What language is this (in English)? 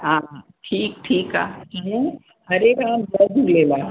Sindhi